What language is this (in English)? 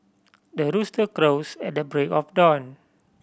English